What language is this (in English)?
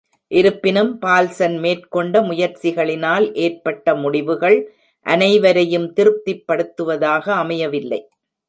Tamil